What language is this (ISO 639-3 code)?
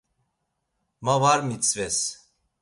lzz